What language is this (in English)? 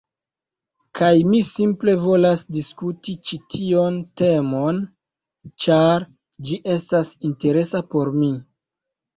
Esperanto